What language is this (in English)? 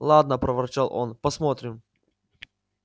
Russian